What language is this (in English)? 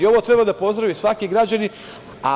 Serbian